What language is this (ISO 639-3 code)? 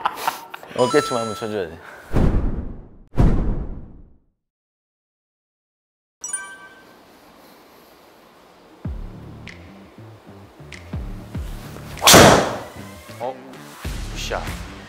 kor